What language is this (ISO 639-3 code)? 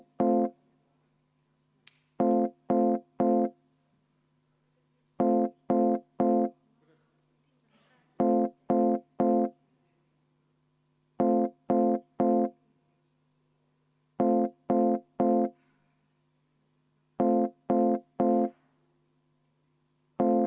est